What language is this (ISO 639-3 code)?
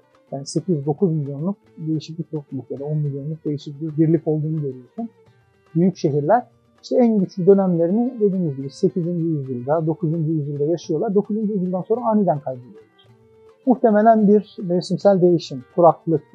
tur